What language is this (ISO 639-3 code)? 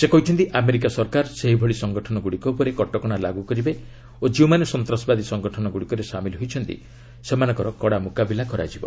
ori